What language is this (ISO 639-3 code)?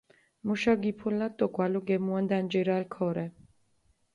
xmf